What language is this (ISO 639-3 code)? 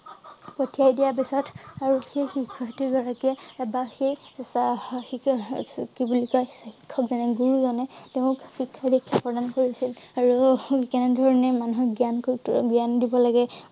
asm